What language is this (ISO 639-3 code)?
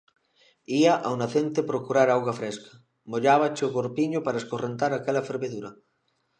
glg